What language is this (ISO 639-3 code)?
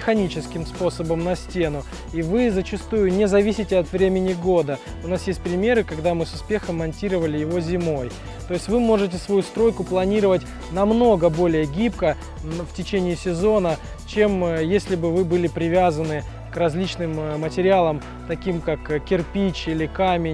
rus